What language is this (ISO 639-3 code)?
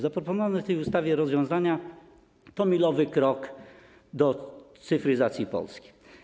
pol